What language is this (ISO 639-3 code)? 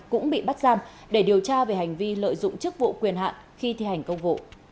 vie